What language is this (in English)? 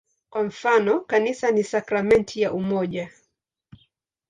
Swahili